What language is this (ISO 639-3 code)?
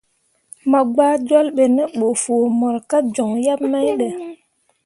mua